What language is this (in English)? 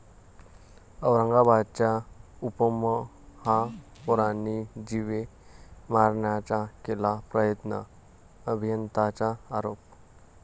Marathi